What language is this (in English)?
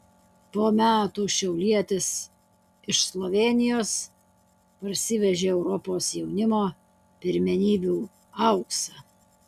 Lithuanian